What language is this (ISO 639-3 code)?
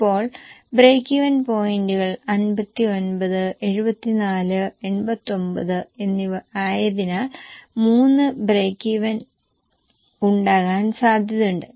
mal